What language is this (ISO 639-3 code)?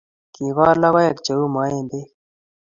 kln